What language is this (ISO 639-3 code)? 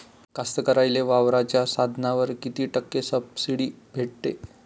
mar